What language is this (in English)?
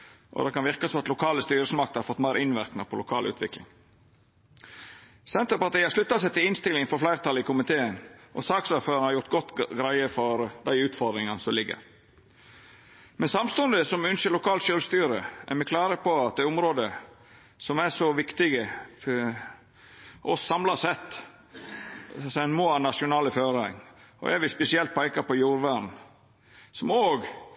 Norwegian Nynorsk